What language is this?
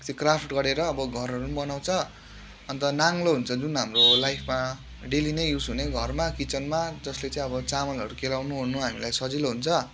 Nepali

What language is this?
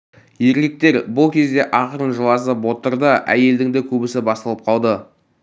Kazakh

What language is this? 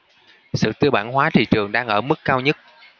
Vietnamese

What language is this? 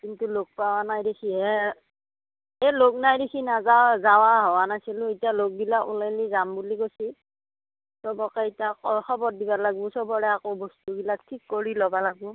Assamese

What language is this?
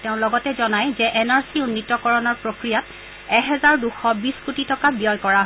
Assamese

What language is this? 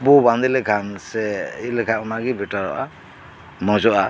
Santali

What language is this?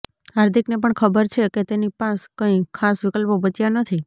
Gujarati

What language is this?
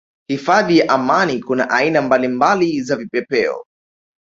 Swahili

